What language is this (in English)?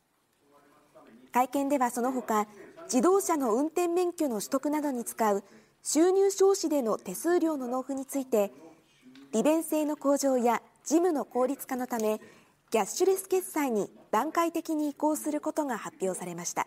Japanese